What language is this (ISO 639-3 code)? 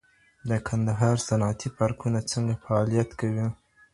pus